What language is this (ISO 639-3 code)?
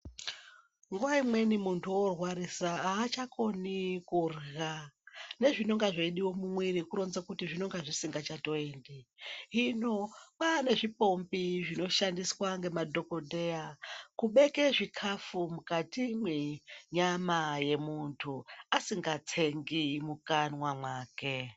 ndc